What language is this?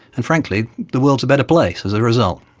English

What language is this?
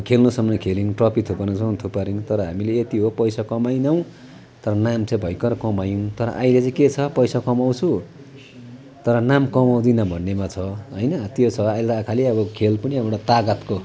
Nepali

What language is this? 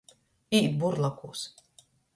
Latgalian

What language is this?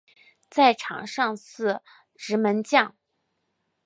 Chinese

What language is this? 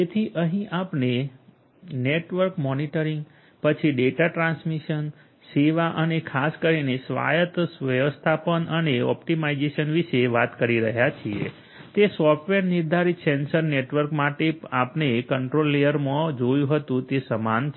Gujarati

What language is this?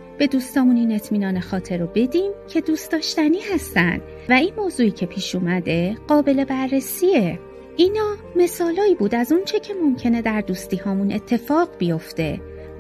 Persian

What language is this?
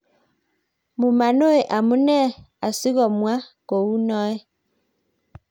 Kalenjin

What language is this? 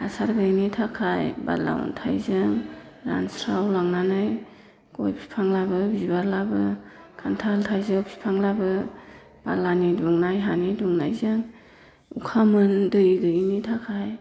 Bodo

